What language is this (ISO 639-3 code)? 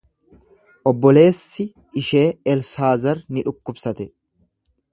orm